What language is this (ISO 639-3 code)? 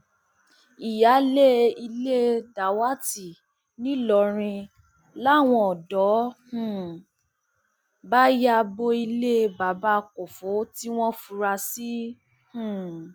yor